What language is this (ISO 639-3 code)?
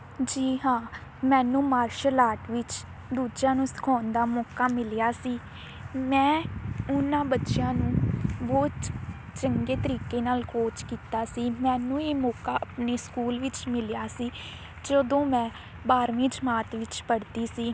pan